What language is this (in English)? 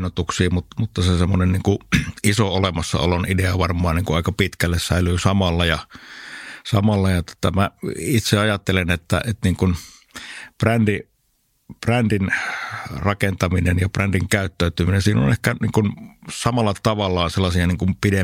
Finnish